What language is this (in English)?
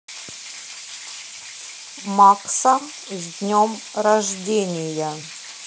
Russian